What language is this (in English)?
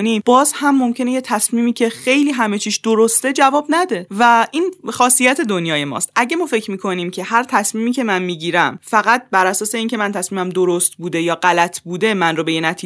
Persian